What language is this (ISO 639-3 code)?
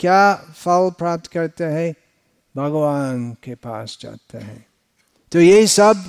hin